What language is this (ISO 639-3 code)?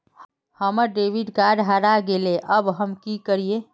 mag